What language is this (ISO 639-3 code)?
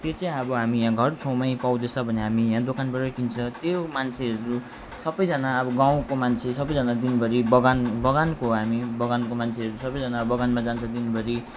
nep